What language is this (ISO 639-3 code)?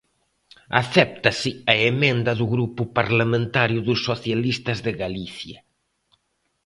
glg